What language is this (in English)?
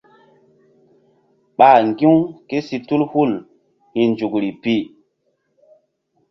Mbum